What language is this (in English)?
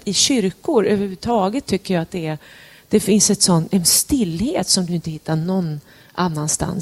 Swedish